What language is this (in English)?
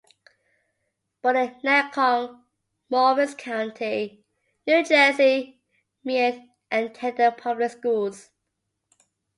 English